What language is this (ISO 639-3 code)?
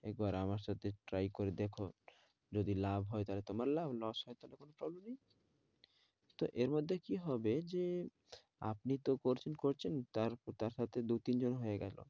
ben